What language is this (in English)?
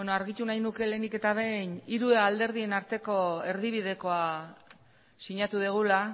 Basque